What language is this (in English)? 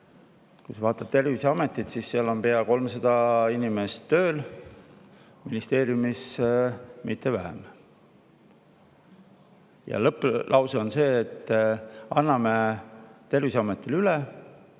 Estonian